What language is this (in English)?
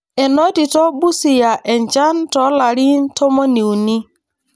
Masai